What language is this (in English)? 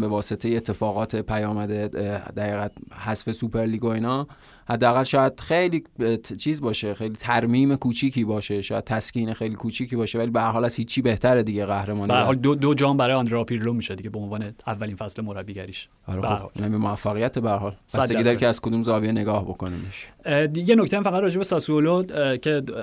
Persian